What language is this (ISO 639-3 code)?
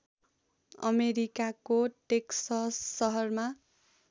nep